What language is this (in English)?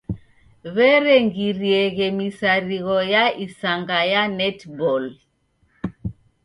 Taita